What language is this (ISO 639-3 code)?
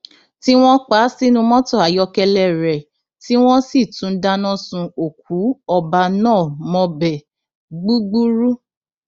yor